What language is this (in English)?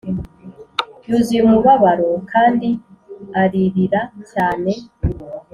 Kinyarwanda